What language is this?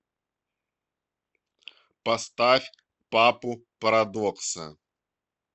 Russian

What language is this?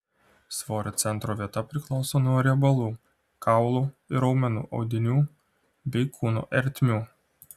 Lithuanian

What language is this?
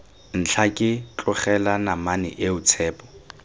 Tswana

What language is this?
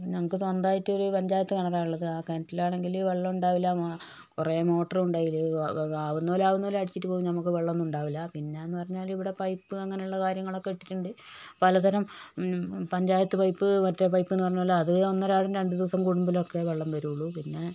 Malayalam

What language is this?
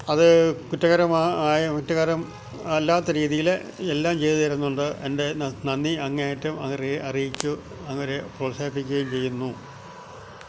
Malayalam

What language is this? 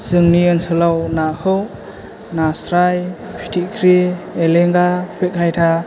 Bodo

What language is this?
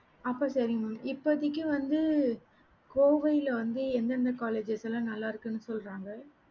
Tamil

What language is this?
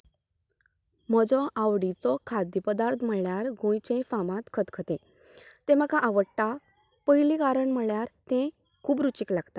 Konkani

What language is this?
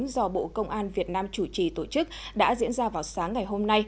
Vietnamese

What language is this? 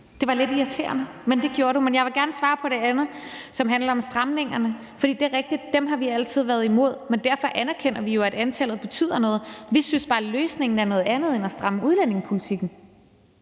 Danish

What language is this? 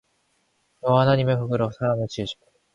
Korean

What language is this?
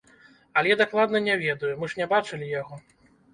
Belarusian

